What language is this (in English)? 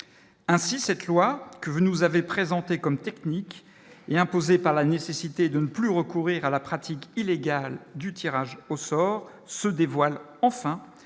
French